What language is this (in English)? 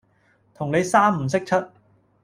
Cantonese